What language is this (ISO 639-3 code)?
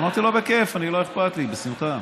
heb